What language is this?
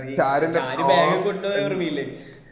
Malayalam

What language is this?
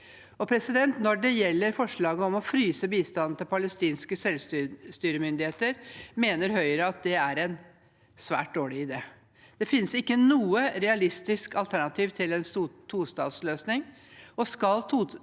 Norwegian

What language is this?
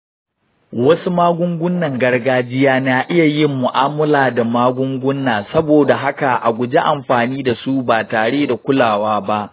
Hausa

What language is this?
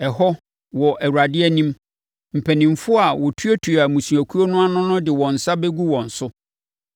Akan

